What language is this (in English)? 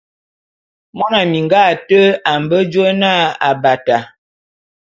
Bulu